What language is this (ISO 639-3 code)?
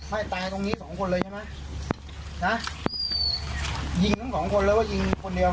tha